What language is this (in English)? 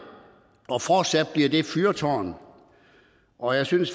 Danish